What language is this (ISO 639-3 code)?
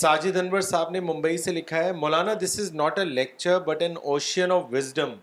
urd